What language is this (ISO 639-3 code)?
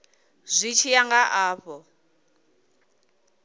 ven